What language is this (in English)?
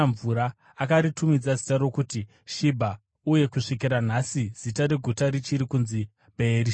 Shona